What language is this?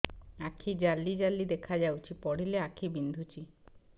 Odia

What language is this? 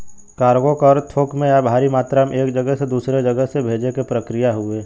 Bhojpuri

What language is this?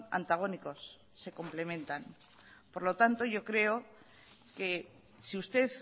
Spanish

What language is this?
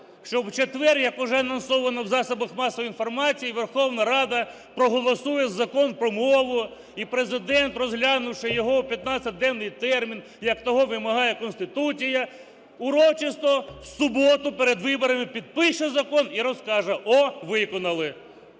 Ukrainian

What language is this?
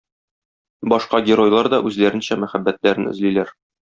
Tatar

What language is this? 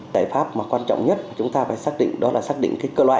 Vietnamese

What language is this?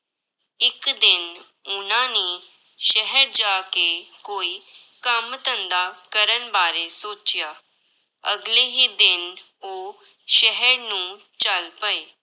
Punjabi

